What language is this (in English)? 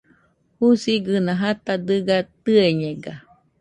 Nüpode Huitoto